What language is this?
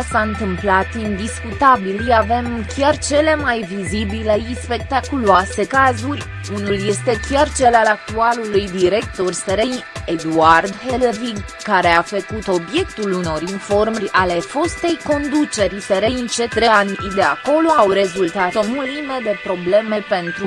Romanian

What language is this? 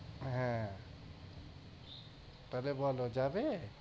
Bangla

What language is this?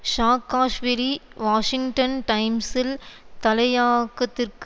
Tamil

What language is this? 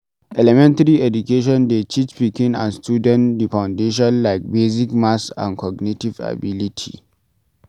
Nigerian Pidgin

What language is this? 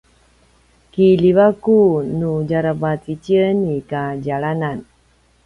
Paiwan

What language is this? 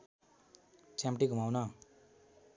Nepali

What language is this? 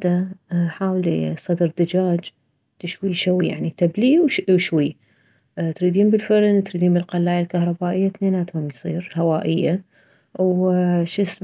Mesopotamian Arabic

